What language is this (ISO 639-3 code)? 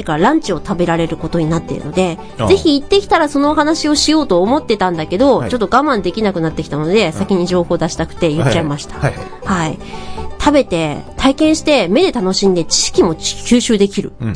jpn